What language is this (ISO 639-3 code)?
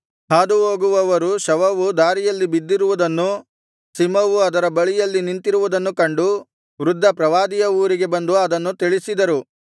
kan